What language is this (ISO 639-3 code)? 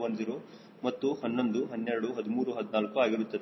kan